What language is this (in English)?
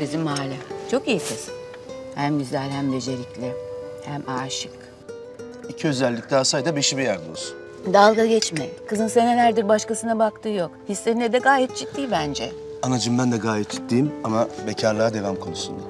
Turkish